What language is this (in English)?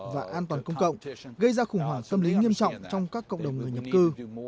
Vietnamese